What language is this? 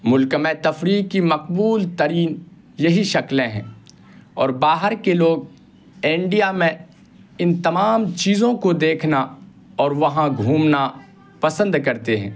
Urdu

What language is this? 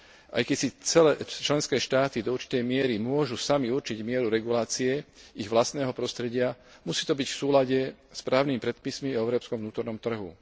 Slovak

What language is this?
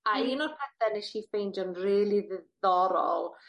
Welsh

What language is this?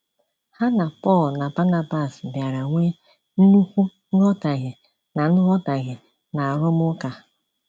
Igbo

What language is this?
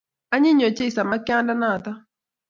Kalenjin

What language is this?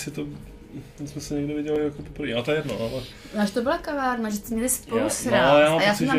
Czech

